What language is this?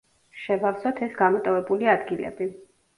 Georgian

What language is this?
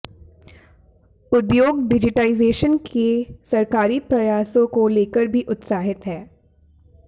Hindi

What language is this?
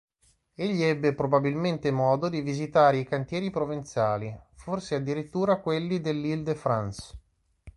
Italian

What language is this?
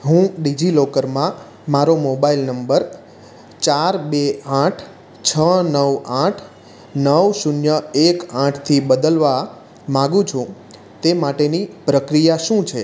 Gujarati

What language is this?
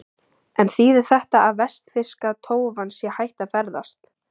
Icelandic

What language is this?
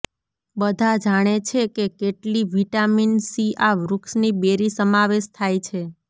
Gujarati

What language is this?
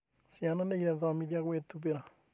Kikuyu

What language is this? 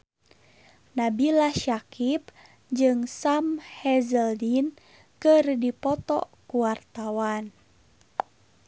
Sundanese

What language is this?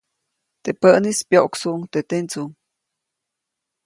Copainalá Zoque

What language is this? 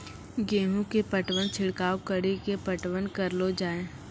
Maithili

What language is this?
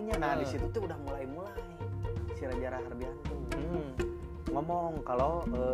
Indonesian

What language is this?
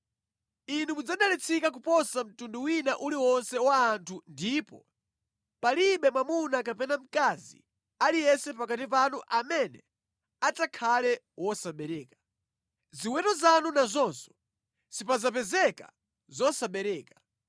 Nyanja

